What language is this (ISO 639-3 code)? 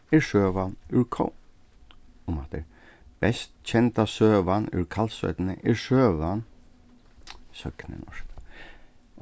fao